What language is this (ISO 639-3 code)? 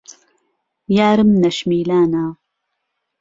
ckb